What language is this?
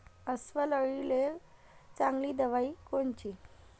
Marathi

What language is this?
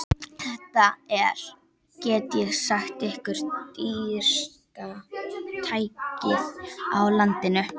Icelandic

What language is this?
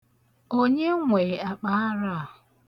Igbo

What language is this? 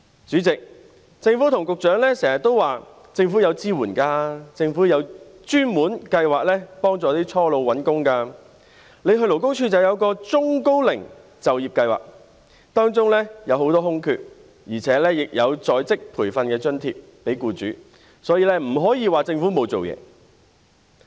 Cantonese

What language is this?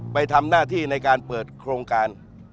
Thai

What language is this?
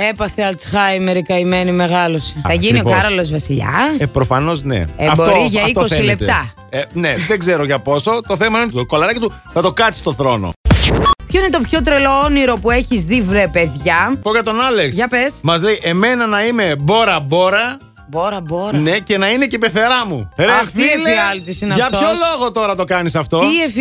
Greek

